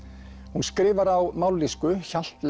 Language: Icelandic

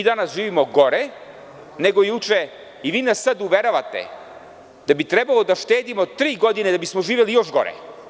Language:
Serbian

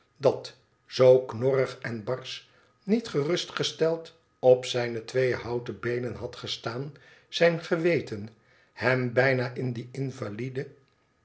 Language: Dutch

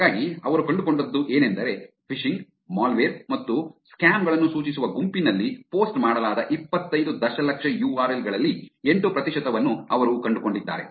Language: Kannada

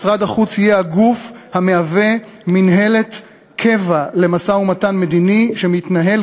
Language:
Hebrew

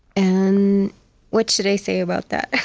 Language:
English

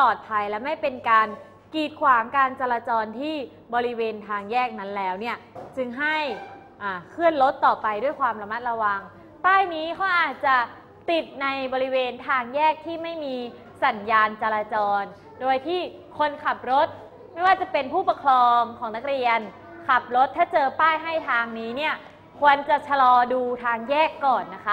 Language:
Thai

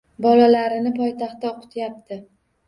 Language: Uzbek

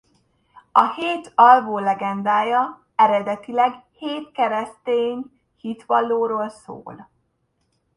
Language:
Hungarian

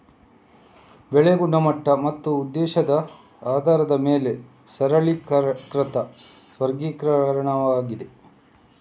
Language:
Kannada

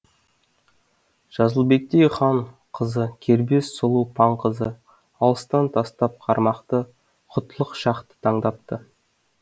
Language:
Kazakh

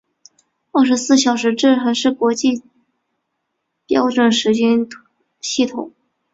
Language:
Chinese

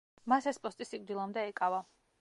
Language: Georgian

